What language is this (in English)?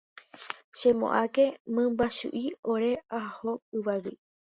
Guarani